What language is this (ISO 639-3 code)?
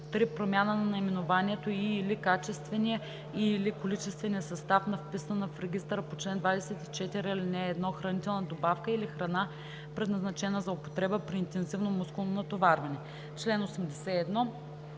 bul